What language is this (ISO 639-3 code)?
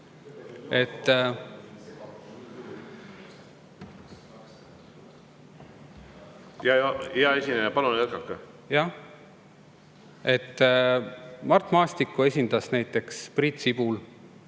est